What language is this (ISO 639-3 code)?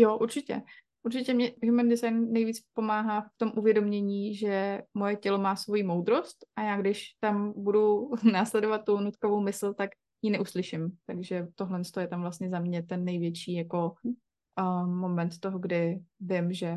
ces